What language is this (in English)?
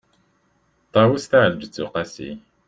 Kabyle